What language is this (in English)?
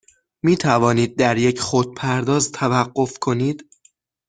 Persian